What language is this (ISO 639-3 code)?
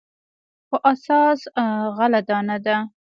pus